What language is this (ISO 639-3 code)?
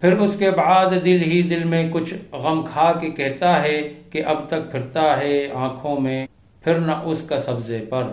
urd